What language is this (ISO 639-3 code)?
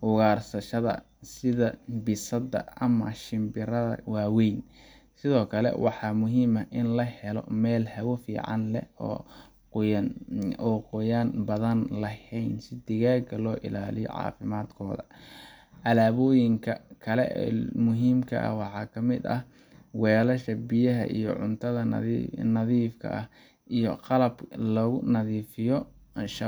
som